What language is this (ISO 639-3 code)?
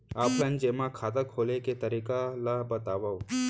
hne